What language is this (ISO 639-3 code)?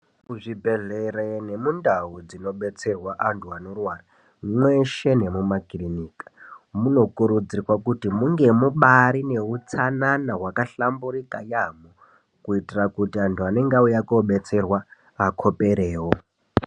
ndc